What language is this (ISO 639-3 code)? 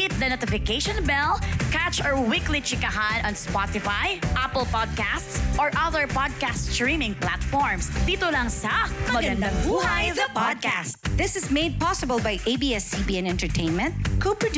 fil